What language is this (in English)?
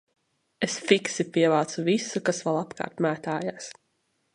Latvian